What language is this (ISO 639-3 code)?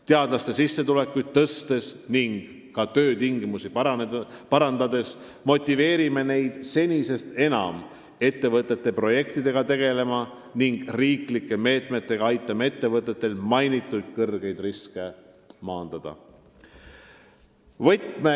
est